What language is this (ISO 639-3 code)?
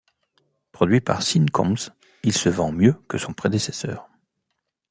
fra